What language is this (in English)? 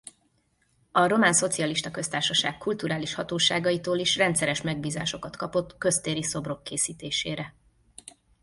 Hungarian